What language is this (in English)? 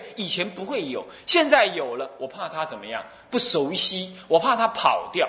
Chinese